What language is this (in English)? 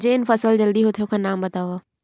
Chhattisgarhi